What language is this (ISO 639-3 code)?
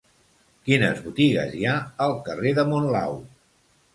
cat